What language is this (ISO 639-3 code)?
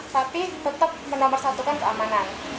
ind